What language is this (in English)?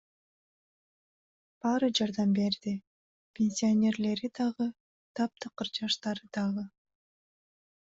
Kyrgyz